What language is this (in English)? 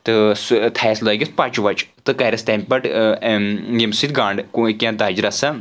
Kashmiri